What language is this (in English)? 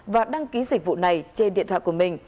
Vietnamese